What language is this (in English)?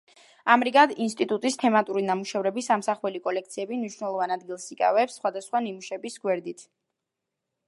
Georgian